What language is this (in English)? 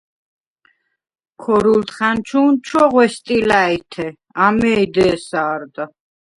Svan